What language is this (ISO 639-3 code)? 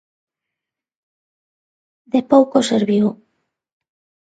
glg